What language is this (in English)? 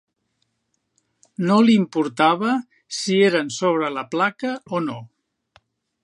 Catalan